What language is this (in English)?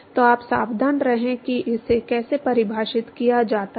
Hindi